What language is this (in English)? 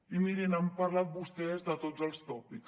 Catalan